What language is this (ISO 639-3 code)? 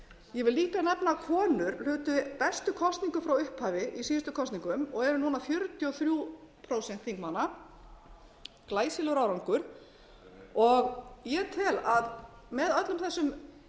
isl